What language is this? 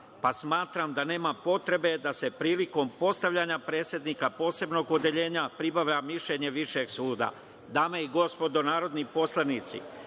Serbian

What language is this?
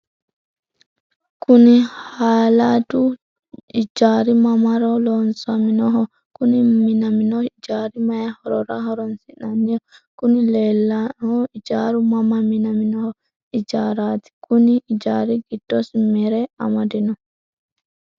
Sidamo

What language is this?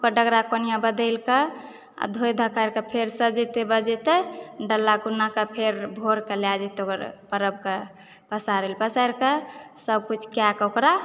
Maithili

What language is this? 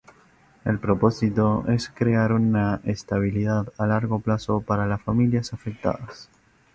Spanish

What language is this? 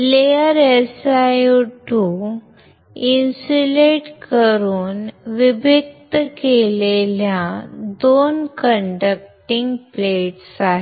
Marathi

